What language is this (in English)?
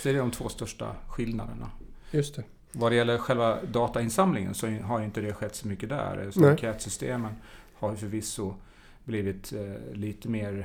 Swedish